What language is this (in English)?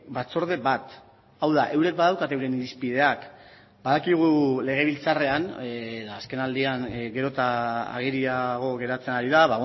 Basque